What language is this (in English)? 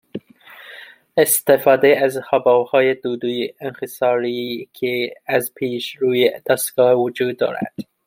Persian